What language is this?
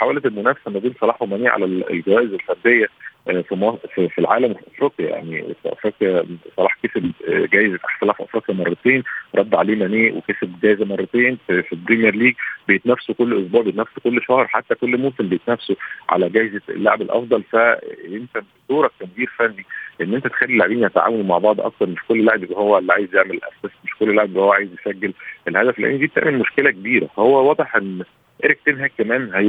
Arabic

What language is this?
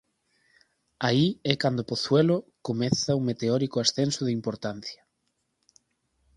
Galician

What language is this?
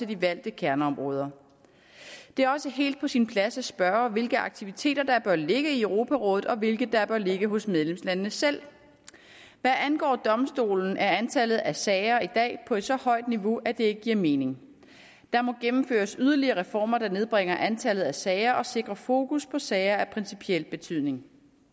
Danish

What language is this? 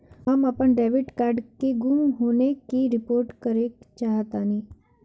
Bhojpuri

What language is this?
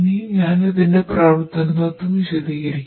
Malayalam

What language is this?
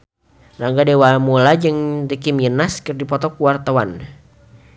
Sundanese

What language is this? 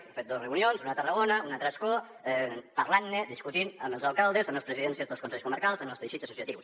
Catalan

